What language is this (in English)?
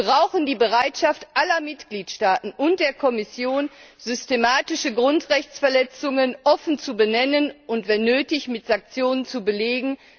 German